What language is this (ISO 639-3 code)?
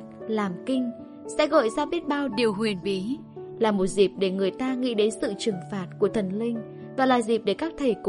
vie